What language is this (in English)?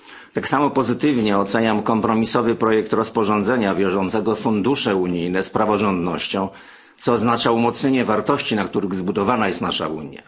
Polish